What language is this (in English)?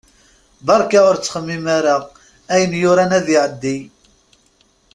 Kabyle